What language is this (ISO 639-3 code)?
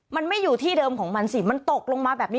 tha